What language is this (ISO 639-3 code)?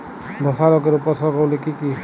ben